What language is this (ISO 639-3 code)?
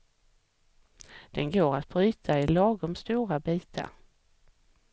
swe